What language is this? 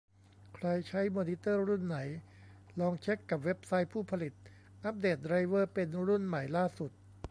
Thai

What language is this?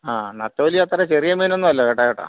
Malayalam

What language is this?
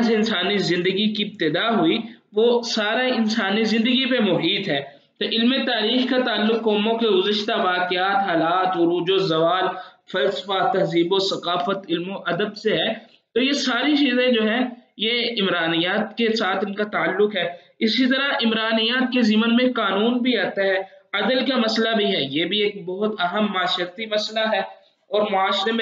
Hindi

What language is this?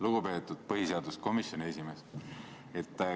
Estonian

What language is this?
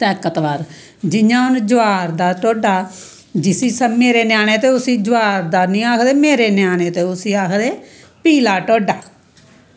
Dogri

